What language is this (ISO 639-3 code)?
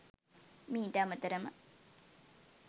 sin